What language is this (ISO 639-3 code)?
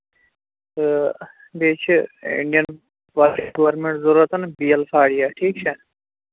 kas